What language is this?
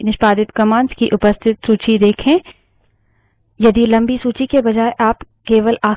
Hindi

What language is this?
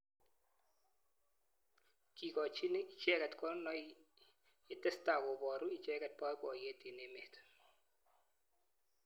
Kalenjin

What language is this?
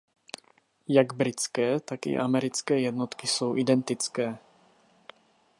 Czech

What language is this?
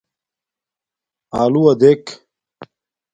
Domaaki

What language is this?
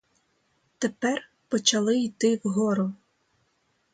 Ukrainian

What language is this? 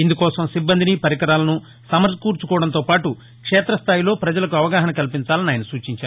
Telugu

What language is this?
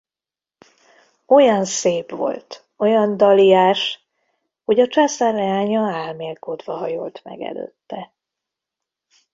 Hungarian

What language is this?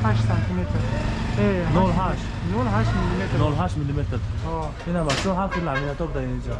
Turkish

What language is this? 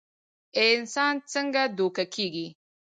Pashto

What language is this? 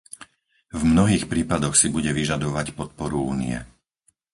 Slovak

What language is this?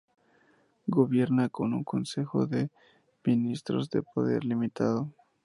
Spanish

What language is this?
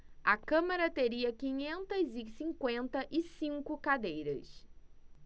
Portuguese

